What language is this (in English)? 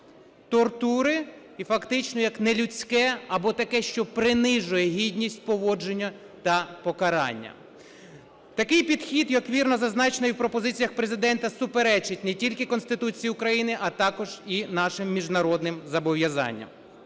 Ukrainian